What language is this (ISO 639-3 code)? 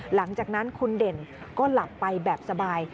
tha